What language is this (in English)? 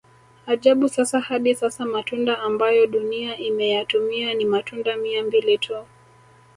Swahili